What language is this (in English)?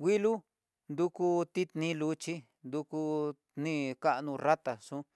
Tidaá Mixtec